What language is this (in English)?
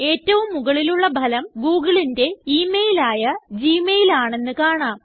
Malayalam